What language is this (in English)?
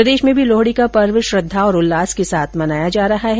Hindi